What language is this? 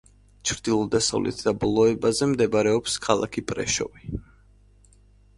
Georgian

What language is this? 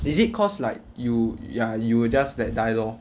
English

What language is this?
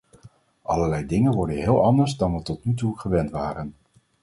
Dutch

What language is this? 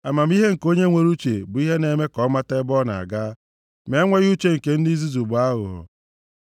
Igbo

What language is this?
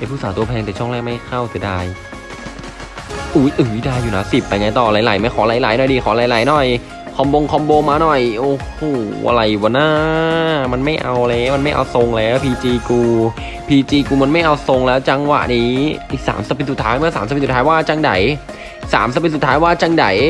Thai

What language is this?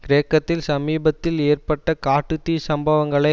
Tamil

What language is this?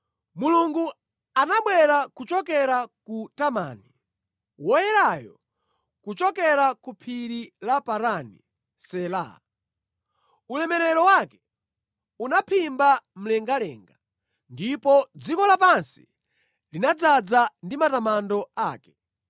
Nyanja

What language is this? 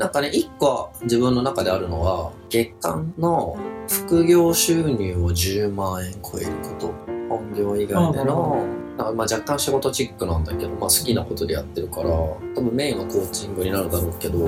Japanese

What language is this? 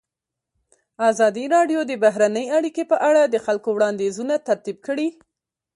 Pashto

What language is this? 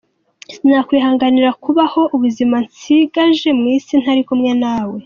Kinyarwanda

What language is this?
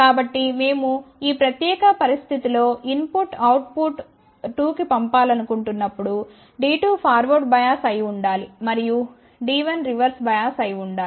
Telugu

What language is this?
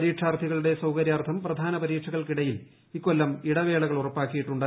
Malayalam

